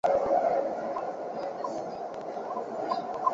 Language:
Chinese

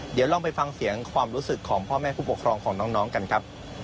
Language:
Thai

